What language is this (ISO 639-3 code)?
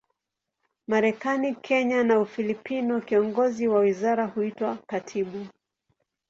swa